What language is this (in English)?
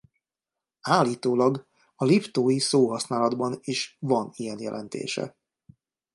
Hungarian